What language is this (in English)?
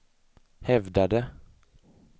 Swedish